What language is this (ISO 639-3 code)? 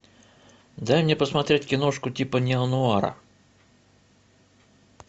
rus